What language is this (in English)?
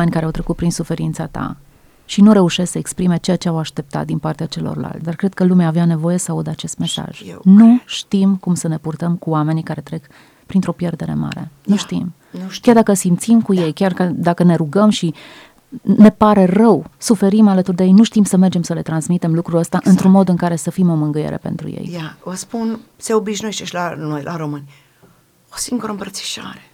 Romanian